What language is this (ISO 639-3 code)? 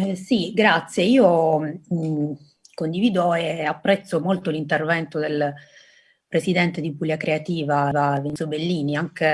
ita